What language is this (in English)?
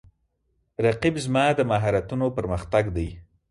Pashto